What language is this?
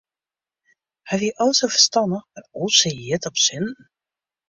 Western Frisian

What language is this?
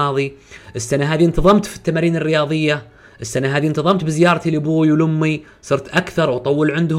Arabic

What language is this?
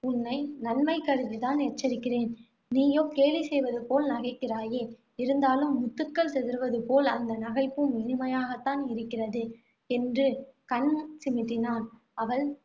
Tamil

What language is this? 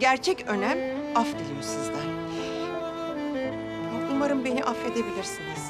Turkish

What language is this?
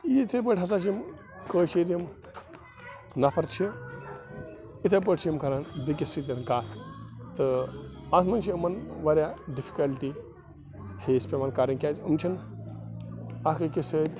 Kashmiri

